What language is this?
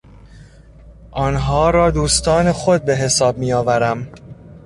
Persian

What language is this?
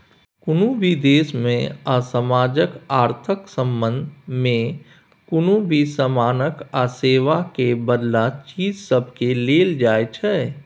Maithili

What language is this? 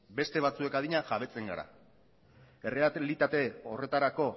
Basque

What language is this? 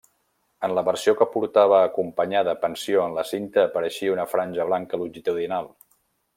Catalan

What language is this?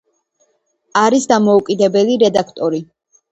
Georgian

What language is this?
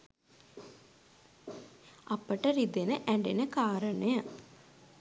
Sinhala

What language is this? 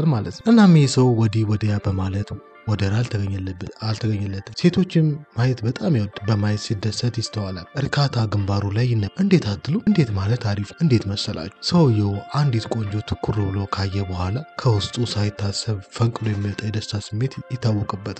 Arabic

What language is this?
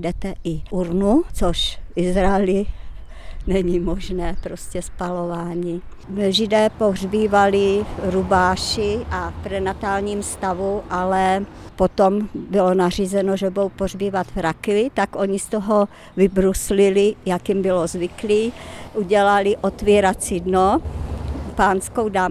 Czech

